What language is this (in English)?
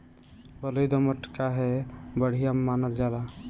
Bhojpuri